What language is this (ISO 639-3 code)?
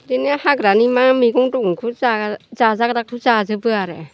brx